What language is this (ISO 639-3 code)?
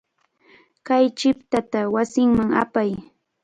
qvl